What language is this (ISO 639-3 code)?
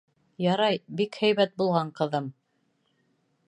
bak